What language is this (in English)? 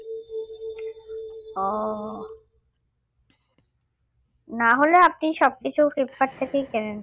Bangla